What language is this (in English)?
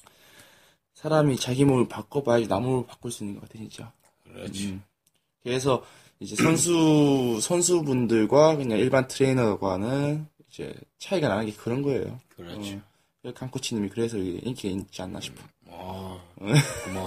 Korean